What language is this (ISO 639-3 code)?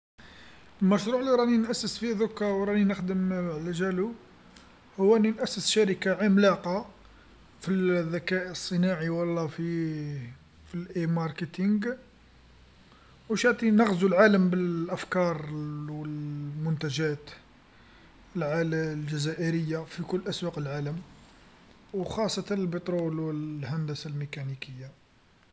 arq